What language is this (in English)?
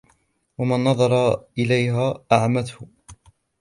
Arabic